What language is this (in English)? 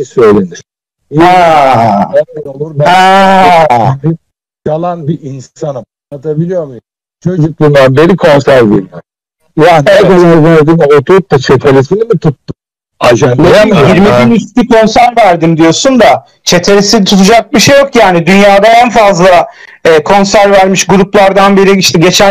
Turkish